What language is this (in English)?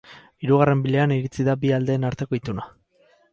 Basque